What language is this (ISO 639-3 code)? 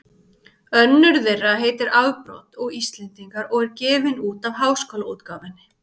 isl